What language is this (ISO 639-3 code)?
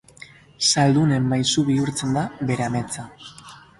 eus